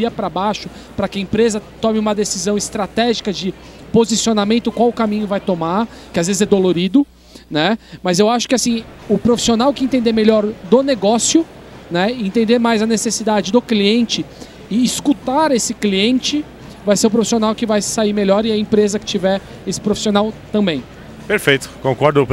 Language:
Portuguese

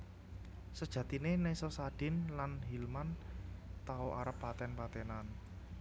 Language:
Javanese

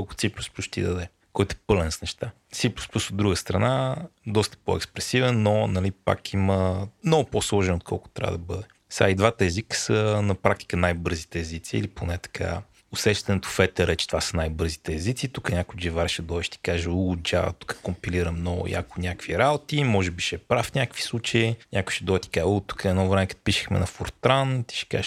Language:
Bulgarian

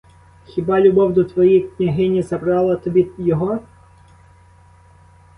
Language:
Ukrainian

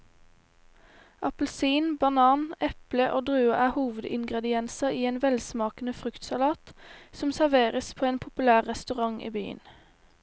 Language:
Norwegian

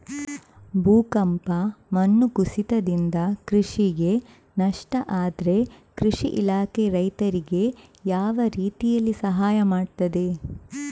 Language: Kannada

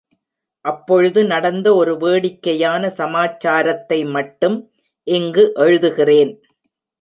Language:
Tamil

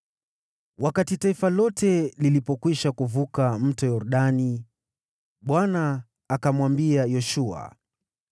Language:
Swahili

